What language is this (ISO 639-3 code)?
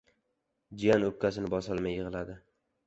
uzb